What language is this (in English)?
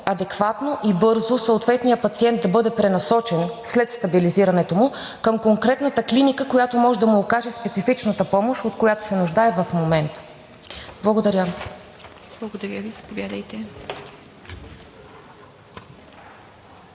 Bulgarian